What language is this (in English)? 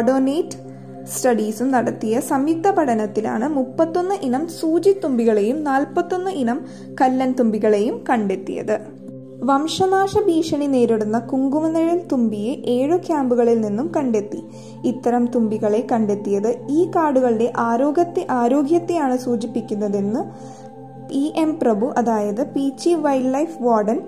Malayalam